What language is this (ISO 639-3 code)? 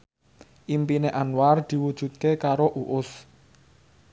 jav